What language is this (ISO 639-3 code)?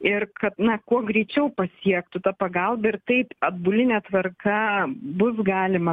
lit